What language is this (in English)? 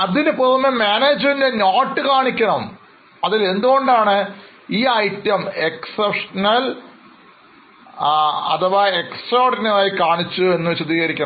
Malayalam